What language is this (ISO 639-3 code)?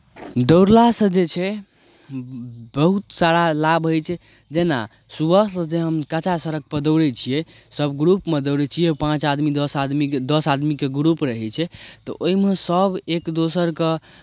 mai